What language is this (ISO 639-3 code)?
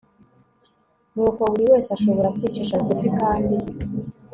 kin